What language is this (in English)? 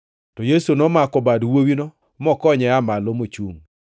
Luo (Kenya and Tanzania)